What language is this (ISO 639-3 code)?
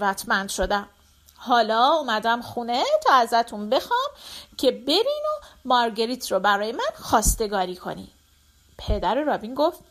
fas